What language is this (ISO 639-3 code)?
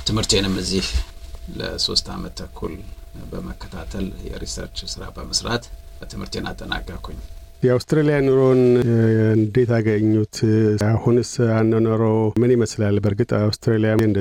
amh